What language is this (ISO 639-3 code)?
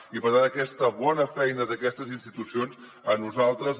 cat